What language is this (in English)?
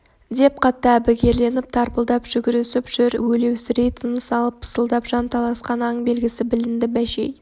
Kazakh